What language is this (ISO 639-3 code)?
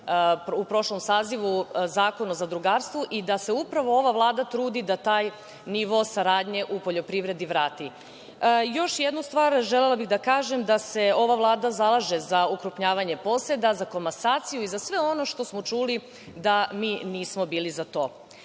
srp